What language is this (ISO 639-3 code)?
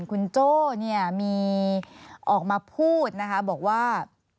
tha